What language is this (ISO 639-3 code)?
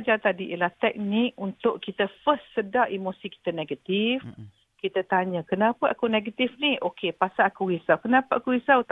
msa